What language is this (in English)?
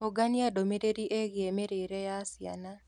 Kikuyu